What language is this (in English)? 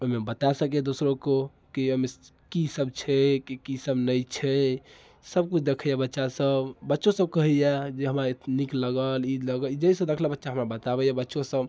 Maithili